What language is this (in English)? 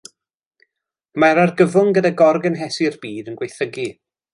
Welsh